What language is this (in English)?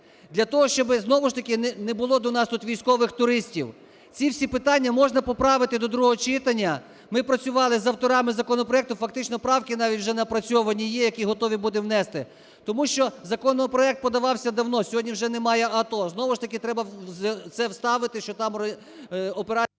Ukrainian